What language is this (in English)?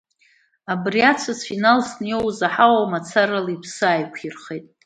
Abkhazian